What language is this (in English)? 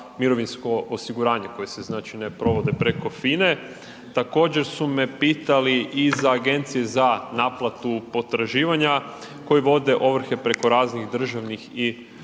Croatian